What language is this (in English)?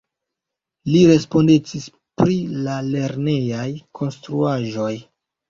Esperanto